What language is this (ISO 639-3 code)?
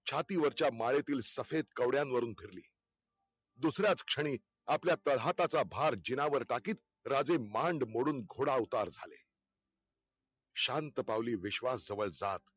mar